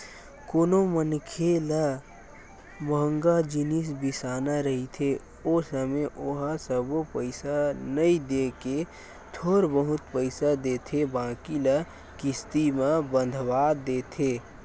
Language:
Chhattisgarhi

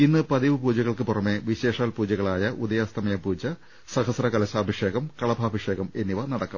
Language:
Malayalam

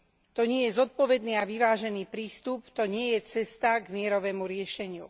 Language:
Slovak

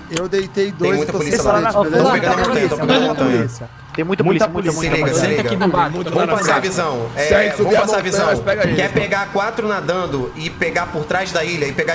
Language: Portuguese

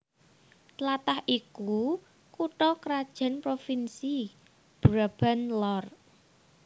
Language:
Javanese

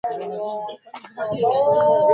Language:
Swahili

